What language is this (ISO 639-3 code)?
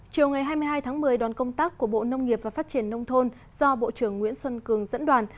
vie